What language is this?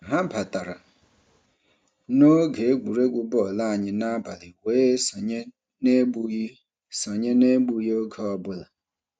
Igbo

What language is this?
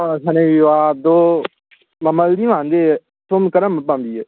Manipuri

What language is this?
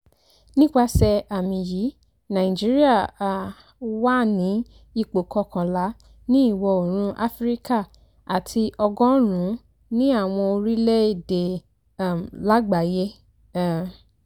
Yoruba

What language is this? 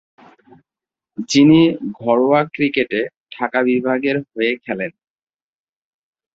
Bangla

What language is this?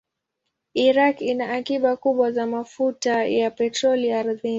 Swahili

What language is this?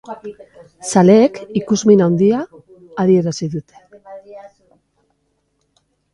Basque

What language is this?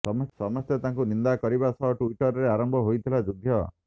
Odia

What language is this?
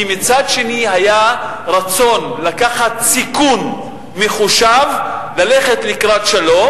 Hebrew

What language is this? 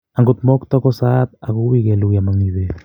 Kalenjin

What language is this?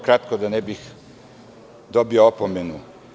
Serbian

